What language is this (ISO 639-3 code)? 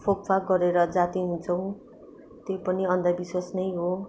nep